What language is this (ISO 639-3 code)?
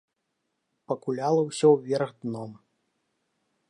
bel